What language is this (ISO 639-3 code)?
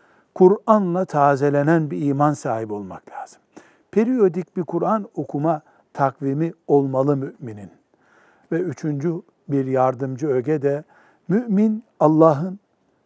tur